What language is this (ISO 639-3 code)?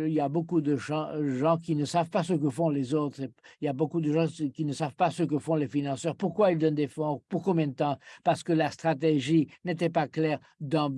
fra